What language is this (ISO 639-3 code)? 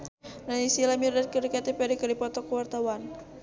sun